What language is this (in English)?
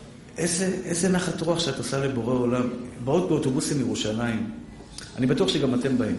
Hebrew